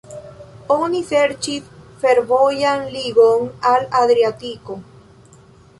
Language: Esperanto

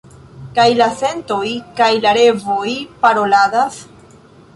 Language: Esperanto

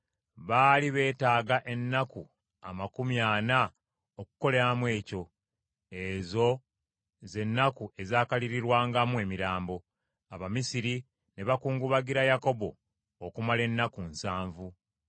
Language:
Ganda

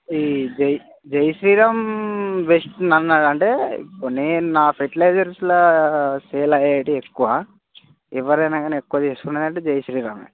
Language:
Telugu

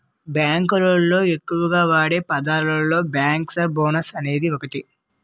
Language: Telugu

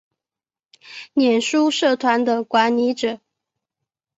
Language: Chinese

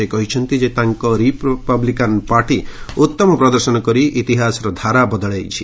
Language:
Odia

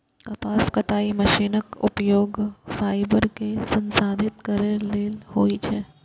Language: Maithili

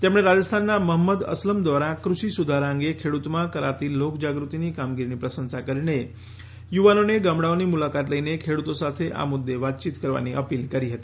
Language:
Gujarati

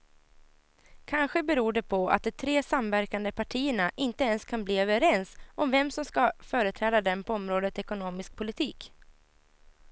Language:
Swedish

